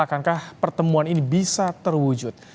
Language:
Indonesian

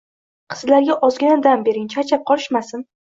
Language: Uzbek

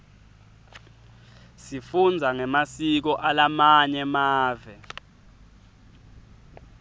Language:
Swati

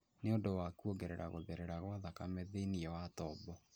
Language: Kikuyu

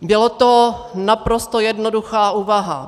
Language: Czech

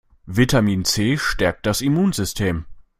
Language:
German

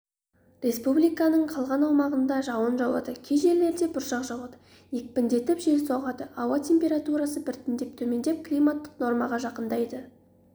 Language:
Kazakh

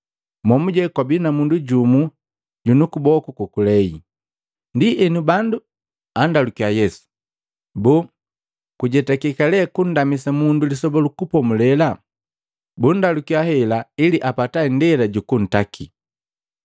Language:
Matengo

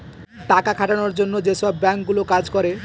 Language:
Bangla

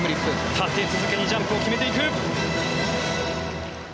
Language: Japanese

